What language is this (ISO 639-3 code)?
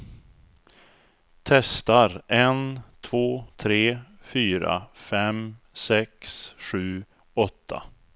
swe